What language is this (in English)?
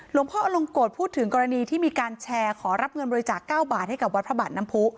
Thai